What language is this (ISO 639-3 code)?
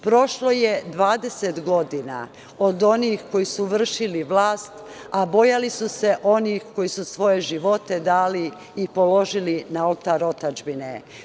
srp